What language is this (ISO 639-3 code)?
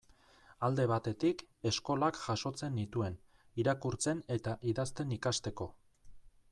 eus